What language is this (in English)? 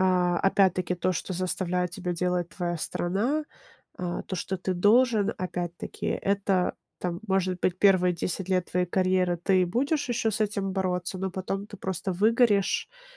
Russian